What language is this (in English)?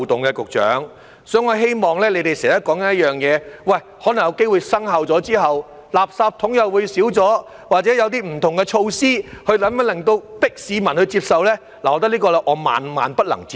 Cantonese